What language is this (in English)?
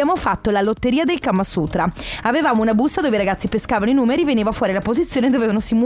Italian